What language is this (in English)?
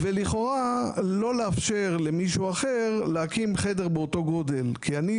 Hebrew